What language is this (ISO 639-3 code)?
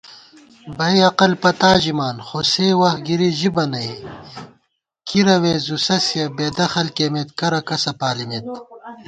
gwt